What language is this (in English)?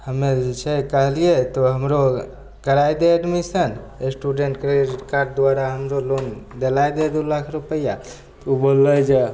Maithili